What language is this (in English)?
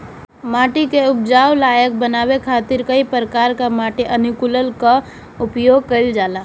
Bhojpuri